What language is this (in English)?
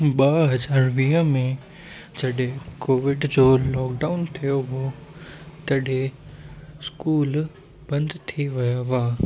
Sindhi